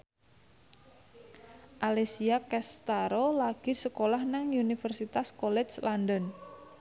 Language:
Javanese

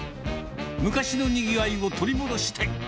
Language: Japanese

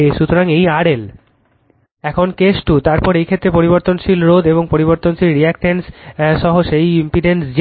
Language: Bangla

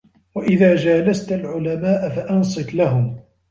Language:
Arabic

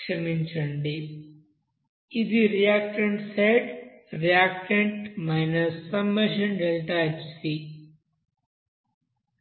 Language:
Telugu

